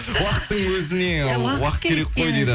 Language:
Kazakh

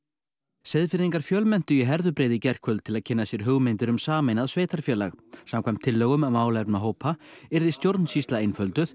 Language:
Icelandic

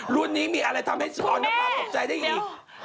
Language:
Thai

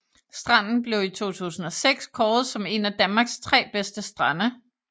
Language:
Danish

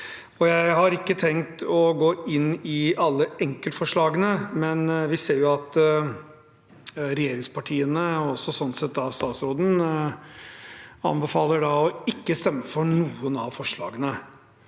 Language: Norwegian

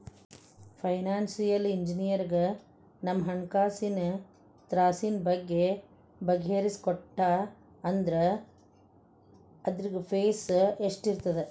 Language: Kannada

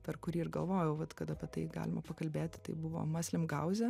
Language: Lithuanian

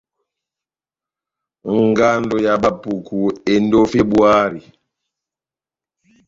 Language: Batanga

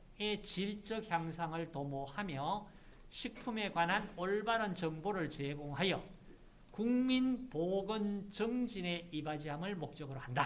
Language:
Korean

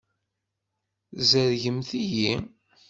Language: Kabyle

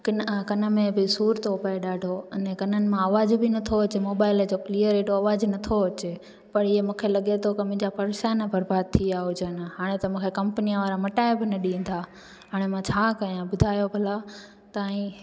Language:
Sindhi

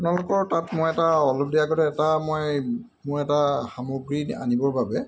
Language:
Assamese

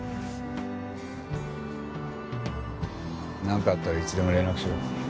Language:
Japanese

